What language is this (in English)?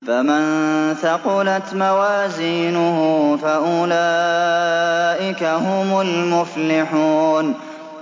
Arabic